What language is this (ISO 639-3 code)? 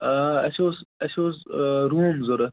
kas